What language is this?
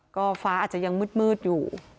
Thai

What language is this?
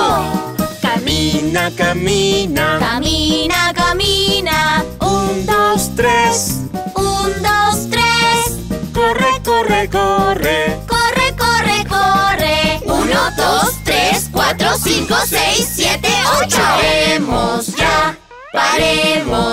Spanish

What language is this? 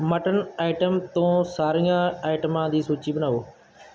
Punjabi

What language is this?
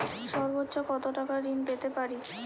Bangla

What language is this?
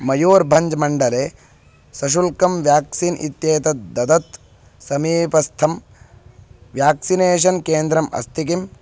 Sanskrit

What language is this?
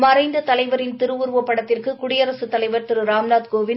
Tamil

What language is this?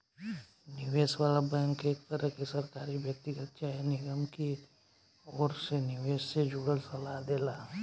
Bhojpuri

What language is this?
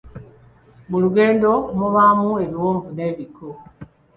Ganda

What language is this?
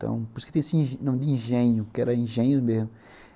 Portuguese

